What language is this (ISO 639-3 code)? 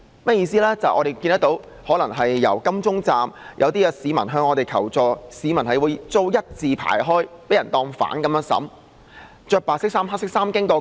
yue